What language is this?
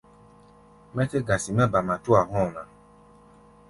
Gbaya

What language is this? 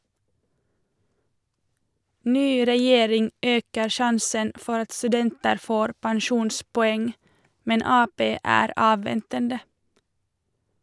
Norwegian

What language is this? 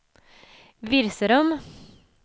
Swedish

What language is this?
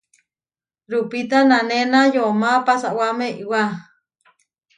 Huarijio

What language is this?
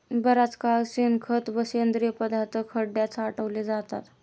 Marathi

